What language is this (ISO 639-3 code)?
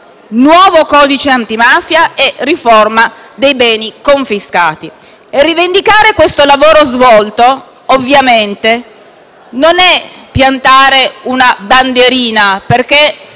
ita